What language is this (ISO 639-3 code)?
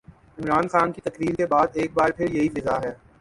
urd